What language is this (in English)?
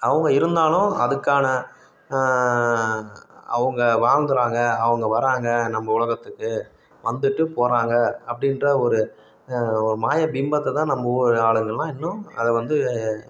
Tamil